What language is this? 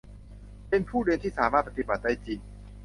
Thai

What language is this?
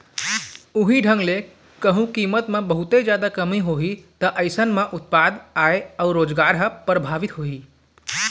Chhattisgarhi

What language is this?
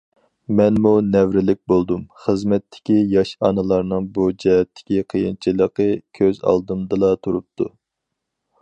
Uyghur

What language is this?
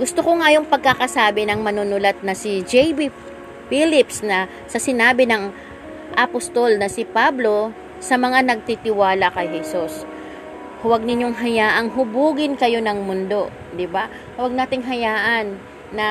Filipino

